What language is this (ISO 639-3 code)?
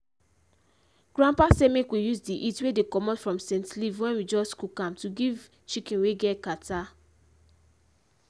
pcm